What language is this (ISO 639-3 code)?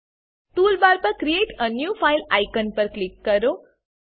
guj